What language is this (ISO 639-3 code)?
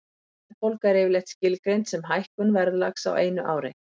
isl